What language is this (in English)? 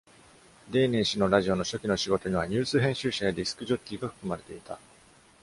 Japanese